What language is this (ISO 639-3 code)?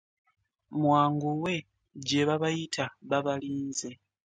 lug